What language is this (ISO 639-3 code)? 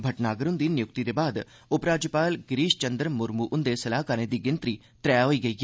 doi